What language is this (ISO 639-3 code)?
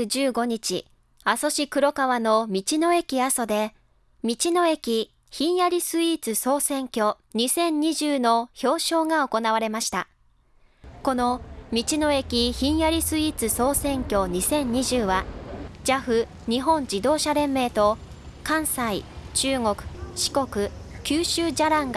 jpn